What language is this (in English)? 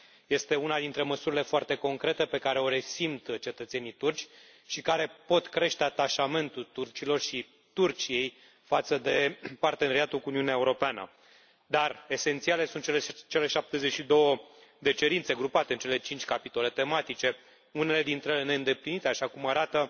Romanian